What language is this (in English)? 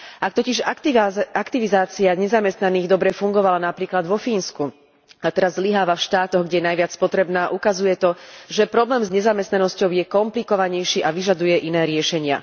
Slovak